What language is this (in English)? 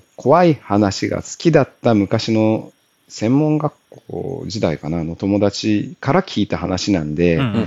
Japanese